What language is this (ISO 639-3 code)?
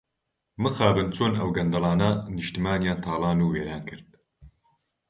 ckb